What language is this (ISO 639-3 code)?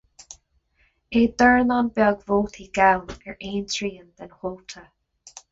gle